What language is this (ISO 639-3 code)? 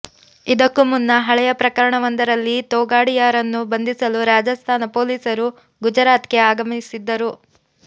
kan